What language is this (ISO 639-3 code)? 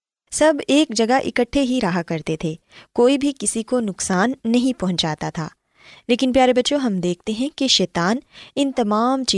urd